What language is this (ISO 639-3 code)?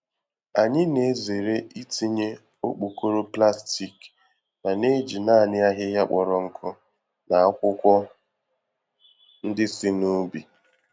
ibo